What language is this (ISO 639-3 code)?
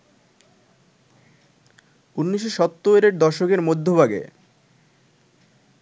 ben